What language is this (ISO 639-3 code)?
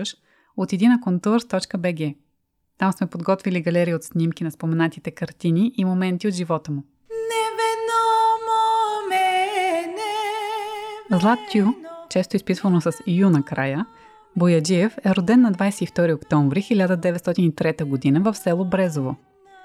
bul